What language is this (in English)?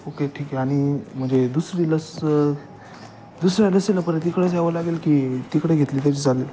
Marathi